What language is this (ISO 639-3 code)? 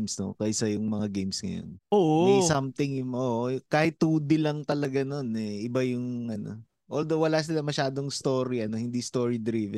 fil